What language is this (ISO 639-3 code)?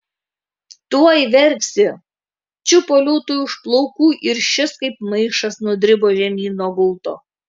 lit